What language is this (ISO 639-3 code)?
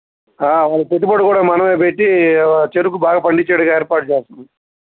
tel